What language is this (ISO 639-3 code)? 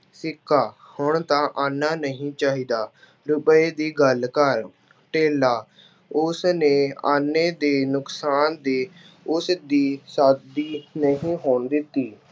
pan